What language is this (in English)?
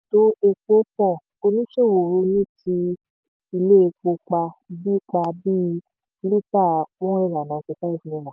Yoruba